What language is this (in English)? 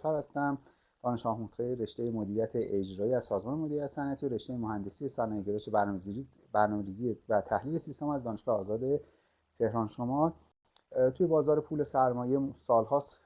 Persian